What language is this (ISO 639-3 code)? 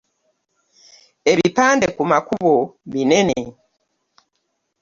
lug